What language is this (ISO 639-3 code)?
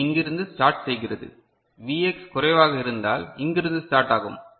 tam